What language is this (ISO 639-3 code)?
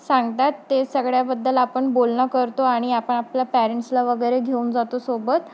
mar